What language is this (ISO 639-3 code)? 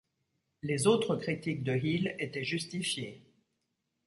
fra